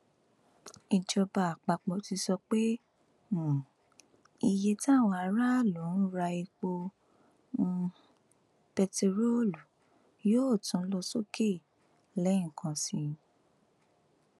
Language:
Yoruba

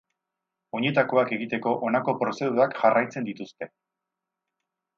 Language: Basque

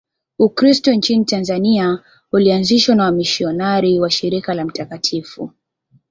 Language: Swahili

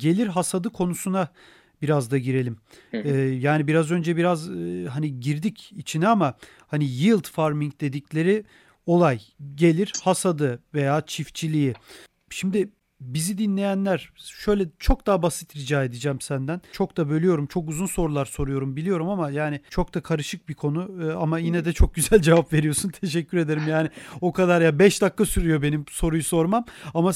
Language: Turkish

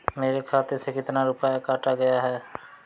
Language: Hindi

